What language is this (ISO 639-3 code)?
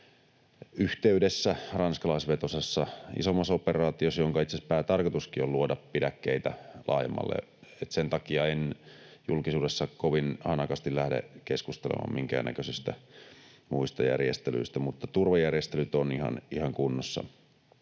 fin